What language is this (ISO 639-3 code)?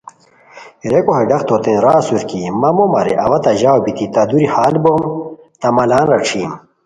khw